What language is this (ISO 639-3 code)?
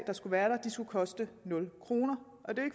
dan